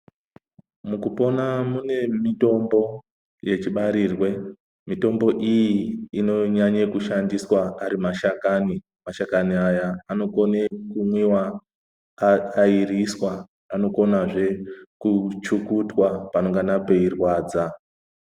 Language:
Ndau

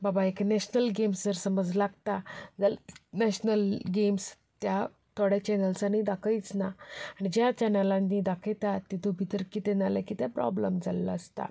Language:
Konkani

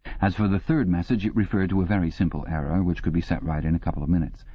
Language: English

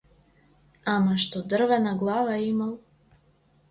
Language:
Macedonian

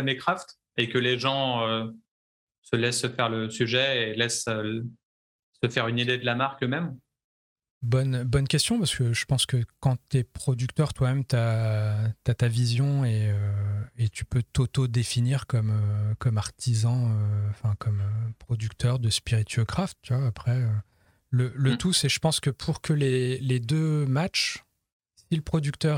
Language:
French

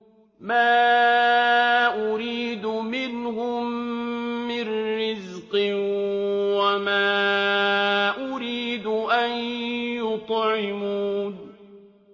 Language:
Arabic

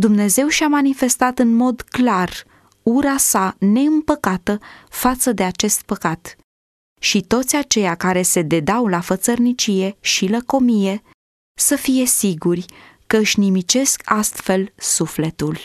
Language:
Romanian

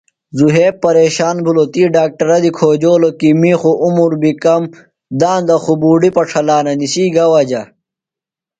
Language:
Phalura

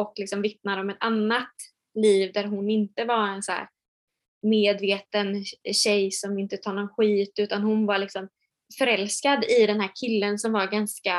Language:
Swedish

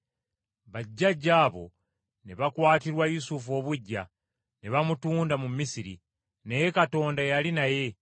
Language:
Ganda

